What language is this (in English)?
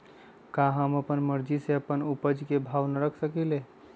Magahi